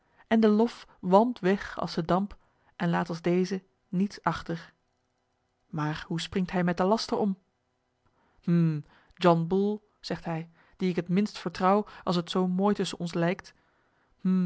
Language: Dutch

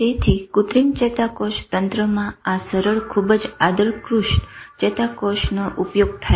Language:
Gujarati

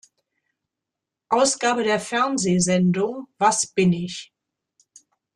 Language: German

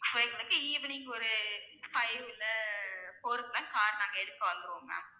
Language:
Tamil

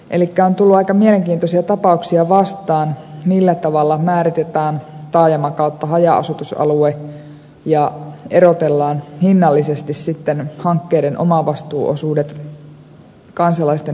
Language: Finnish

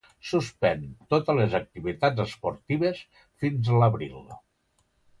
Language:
Catalan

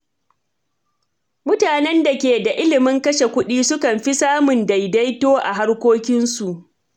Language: Hausa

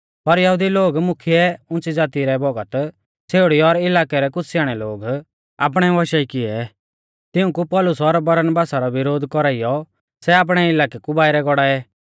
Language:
Mahasu Pahari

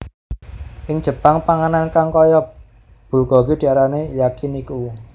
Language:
Javanese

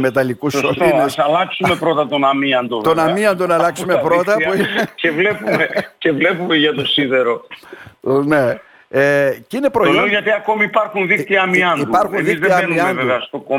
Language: Greek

